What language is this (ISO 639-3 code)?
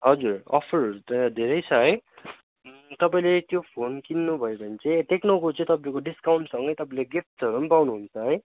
nep